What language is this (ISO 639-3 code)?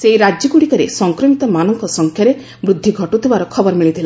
ori